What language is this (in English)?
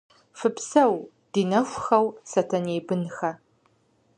Kabardian